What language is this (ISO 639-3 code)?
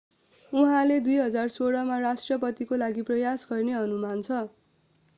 nep